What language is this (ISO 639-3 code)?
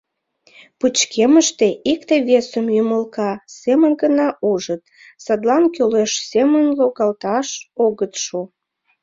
chm